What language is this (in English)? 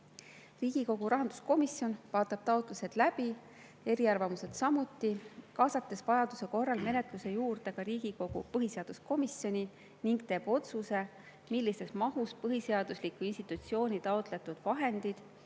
Estonian